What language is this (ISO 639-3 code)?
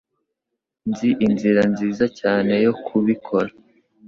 kin